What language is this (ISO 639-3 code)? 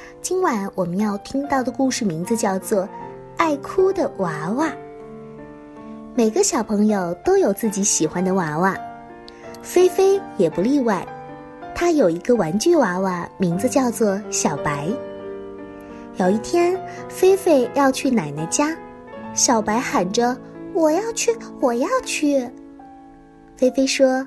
zho